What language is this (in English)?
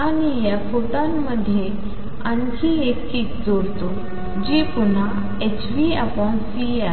Marathi